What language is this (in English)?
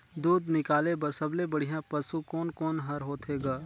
Chhattisgarhi